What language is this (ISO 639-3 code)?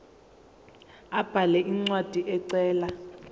zul